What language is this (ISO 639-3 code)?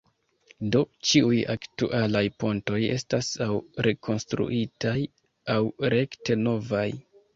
epo